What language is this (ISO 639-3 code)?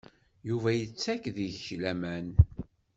kab